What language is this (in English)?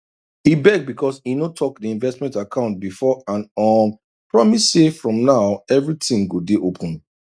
Nigerian Pidgin